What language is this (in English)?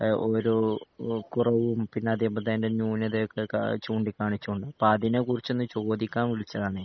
Malayalam